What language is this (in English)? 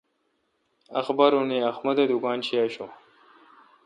Kalkoti